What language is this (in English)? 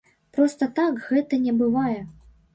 Belarusian